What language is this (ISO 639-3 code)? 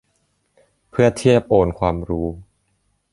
tha